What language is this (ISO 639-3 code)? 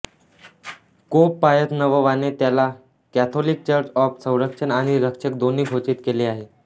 mar